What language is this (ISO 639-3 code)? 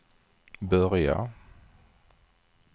swe